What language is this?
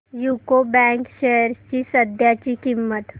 Marathi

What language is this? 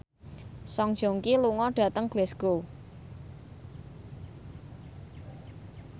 Javanese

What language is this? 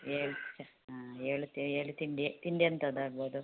Kannada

